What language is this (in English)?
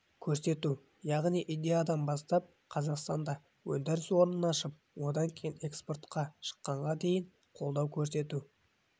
Kazakh